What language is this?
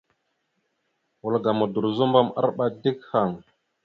Mada (Cameroon)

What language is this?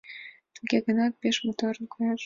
Mari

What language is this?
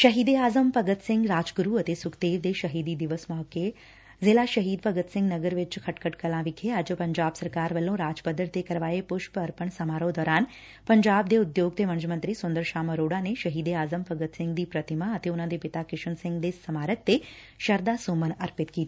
Punjabi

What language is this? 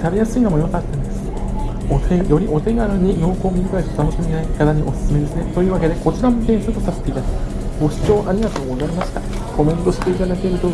Japanese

